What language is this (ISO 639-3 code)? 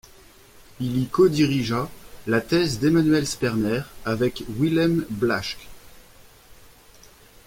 fra